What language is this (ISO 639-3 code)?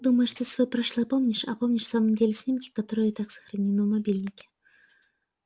rus